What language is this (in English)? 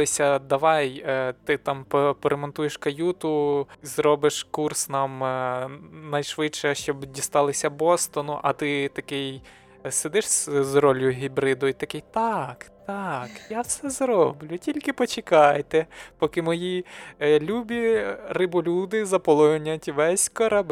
Ukrainian